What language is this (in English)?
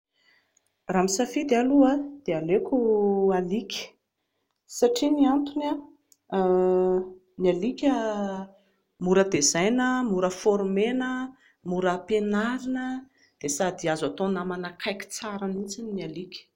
Malagasy